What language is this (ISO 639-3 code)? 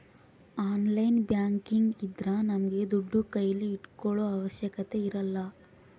kan